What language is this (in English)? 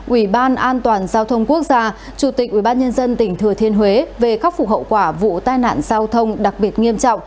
Vietnamese